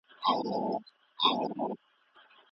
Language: Pashto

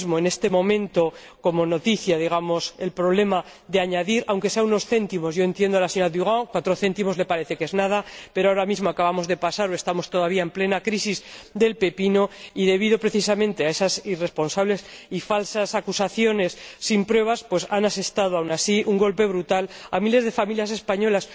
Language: Spanish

